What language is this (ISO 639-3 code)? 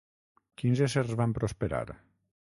cat